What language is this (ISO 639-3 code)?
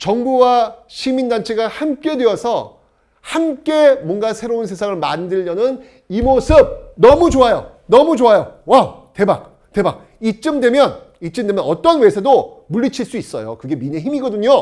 kor